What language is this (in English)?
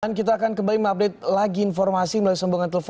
Indonesian